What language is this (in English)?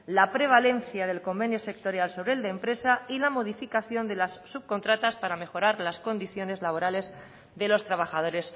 Spanish